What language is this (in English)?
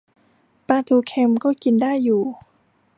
Thai